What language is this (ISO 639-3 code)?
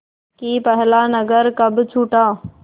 hin